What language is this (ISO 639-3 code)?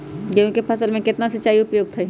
mag